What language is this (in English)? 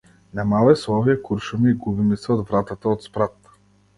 Macedonian